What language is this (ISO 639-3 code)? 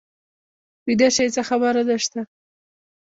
pus